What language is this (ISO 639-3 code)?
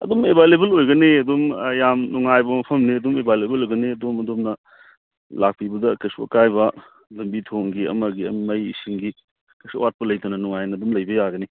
mni